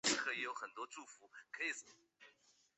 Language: Chinese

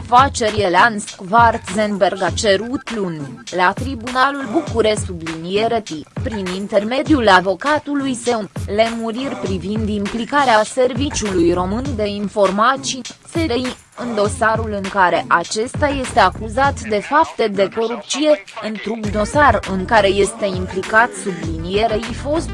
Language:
Romanian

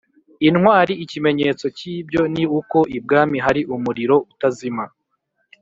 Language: Kinyarwanda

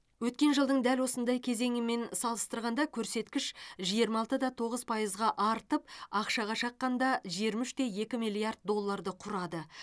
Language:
Kazakh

